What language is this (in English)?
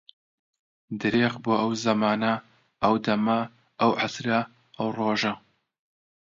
Central Kurdish